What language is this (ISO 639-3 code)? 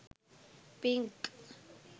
sin